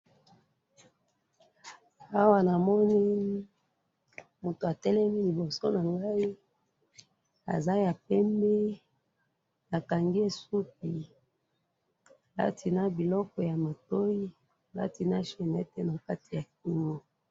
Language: Lingala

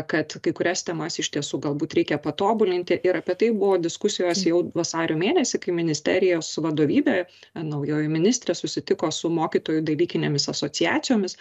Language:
Lithuanian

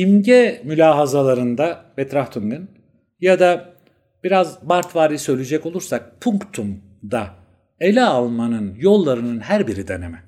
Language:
Turkish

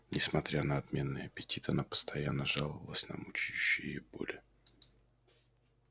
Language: Russian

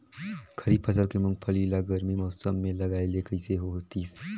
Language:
Chhattisgarhi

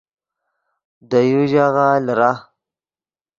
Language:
Yidgha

